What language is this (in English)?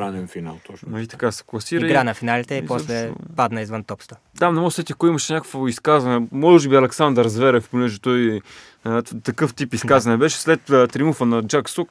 Bulgarian